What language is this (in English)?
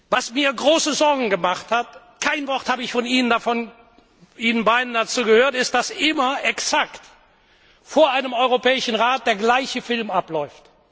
German